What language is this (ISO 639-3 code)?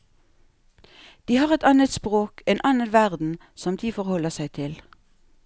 nor